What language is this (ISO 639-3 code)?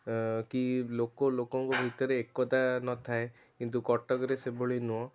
ori